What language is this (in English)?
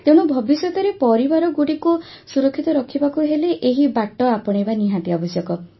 Odia